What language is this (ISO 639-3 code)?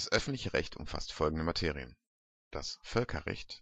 deu